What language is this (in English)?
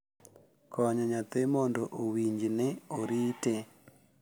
Luo (Kenya and Tanzania)